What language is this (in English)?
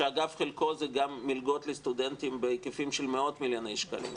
Hebrew